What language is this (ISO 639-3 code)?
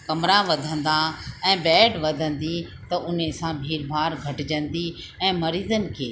snd